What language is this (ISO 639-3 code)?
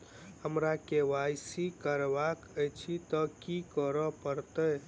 mai